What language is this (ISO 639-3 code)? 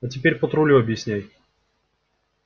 rus